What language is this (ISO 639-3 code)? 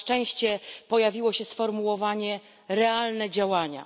pol